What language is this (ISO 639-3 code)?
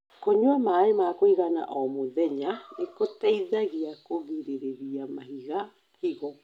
kik